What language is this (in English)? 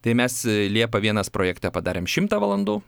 Lithuanian